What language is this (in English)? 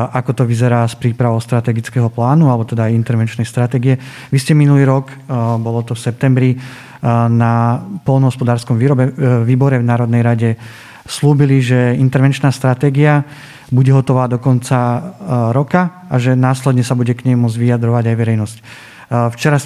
Slovak